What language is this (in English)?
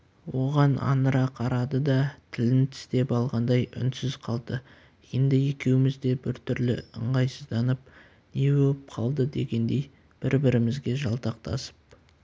Kazakh